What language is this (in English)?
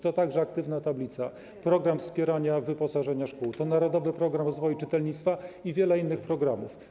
Polish